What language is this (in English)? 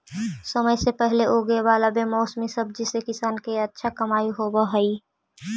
Magahi